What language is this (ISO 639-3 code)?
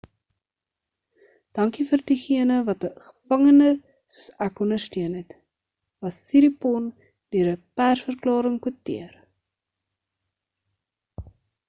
afr